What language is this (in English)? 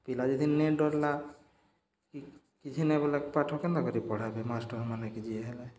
Odia